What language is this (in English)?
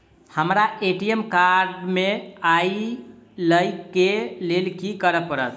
Maithili